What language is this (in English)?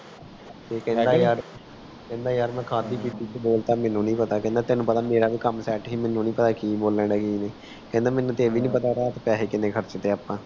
Punjabi